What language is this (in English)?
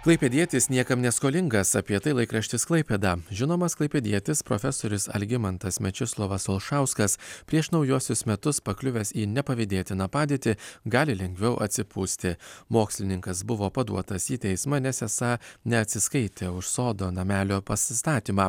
Lithuanian